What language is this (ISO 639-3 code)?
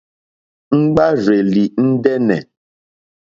bri